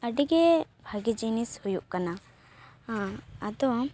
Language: Santali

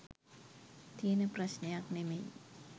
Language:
Sinhala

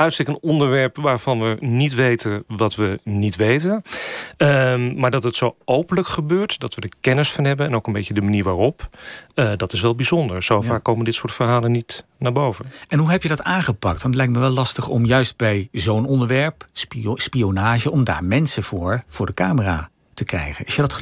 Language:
Dutch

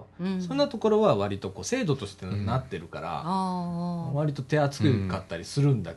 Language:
Japanese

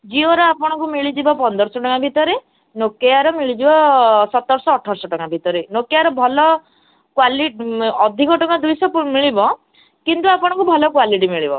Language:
Odia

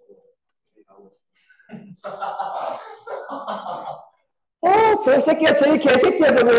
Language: Korean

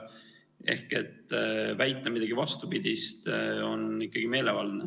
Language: Estonian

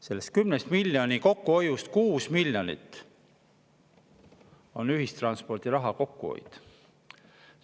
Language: Estonian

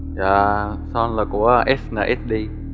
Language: Vietnamese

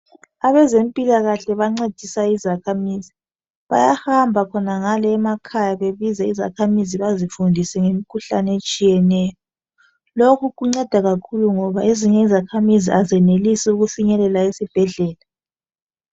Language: North Ndebele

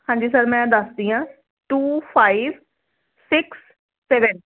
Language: Punjabi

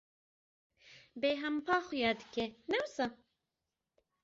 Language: Kurdish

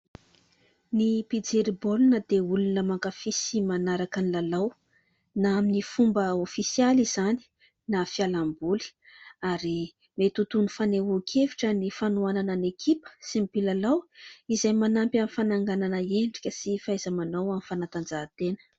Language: Malagasy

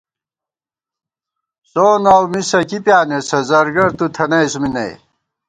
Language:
Gawar-Bati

